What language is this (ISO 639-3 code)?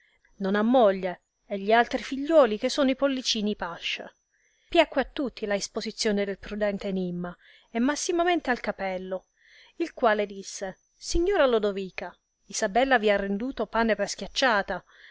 ita